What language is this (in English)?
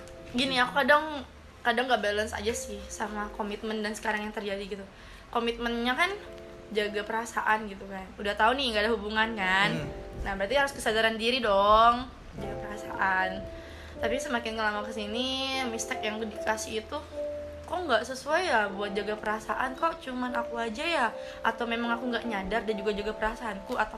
Indonesian